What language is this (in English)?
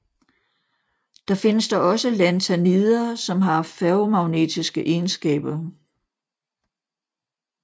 Danish